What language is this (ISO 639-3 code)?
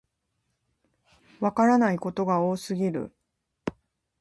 jpn